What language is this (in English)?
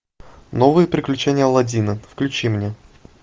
Russian